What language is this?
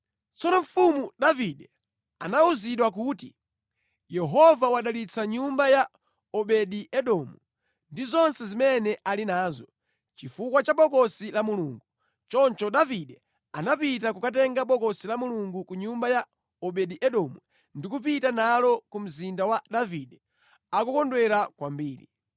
Nyanja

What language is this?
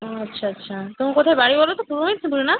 Bangla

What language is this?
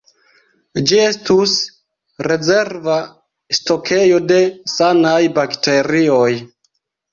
Esperanto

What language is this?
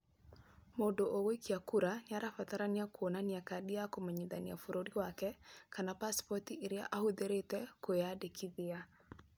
Kikuyu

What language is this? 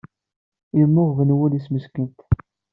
Kabyle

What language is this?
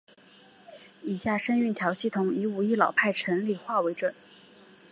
Chinese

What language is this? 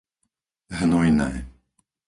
Slovak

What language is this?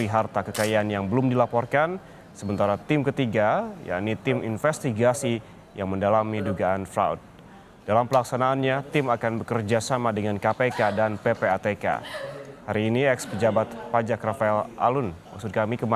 Indonesian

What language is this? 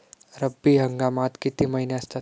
Marathi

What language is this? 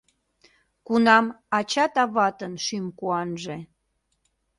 Mari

